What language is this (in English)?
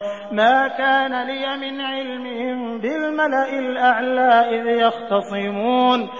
Arabic